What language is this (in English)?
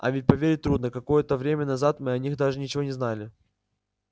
Russian